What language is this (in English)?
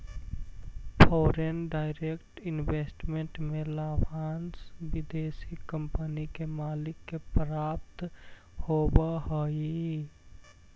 Magahi